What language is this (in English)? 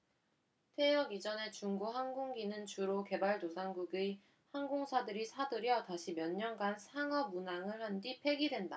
Korean